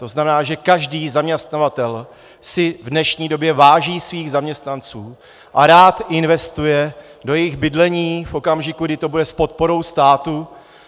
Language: Czech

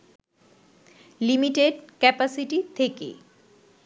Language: Bangla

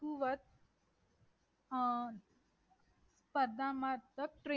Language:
Marathi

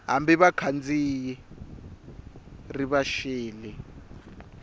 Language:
Tsonga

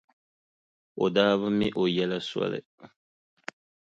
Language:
Dagbani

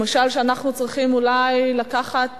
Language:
Hebrew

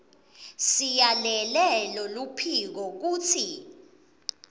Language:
Swati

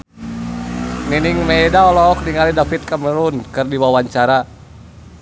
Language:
Sundanese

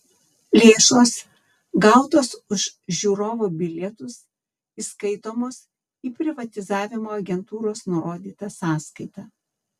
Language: Lithuanian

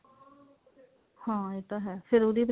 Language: Punjabi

